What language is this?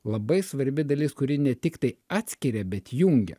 Lithuanian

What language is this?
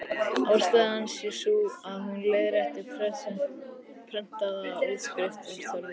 Icelandic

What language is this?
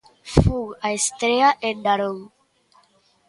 Galician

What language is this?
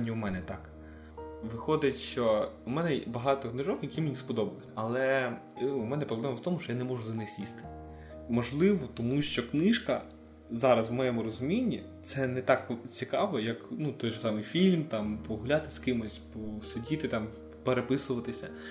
Ukrainian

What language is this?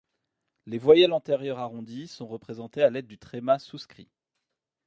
French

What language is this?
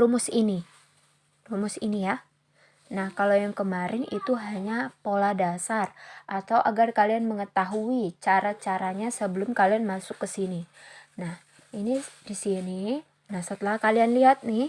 Indonesian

